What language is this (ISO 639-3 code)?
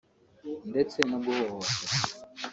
kin